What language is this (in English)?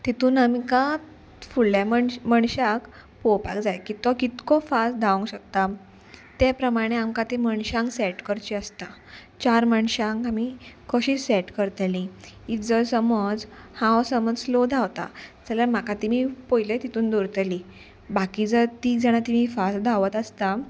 Konkani